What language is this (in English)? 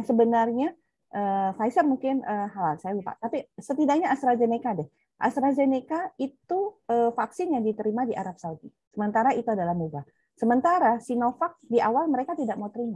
Indonesian